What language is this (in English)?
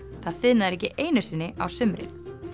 Icelandic